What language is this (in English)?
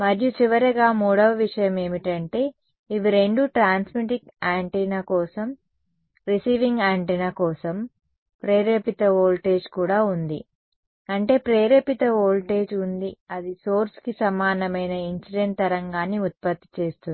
Telugu